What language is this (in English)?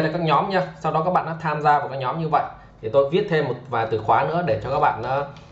Vietnamese